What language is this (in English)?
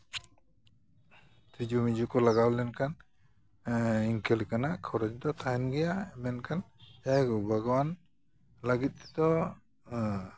Santali